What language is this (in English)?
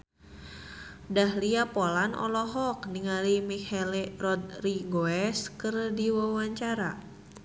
Sundanese